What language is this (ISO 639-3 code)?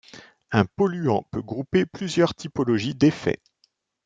fra